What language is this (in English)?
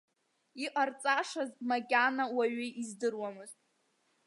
Abkhazian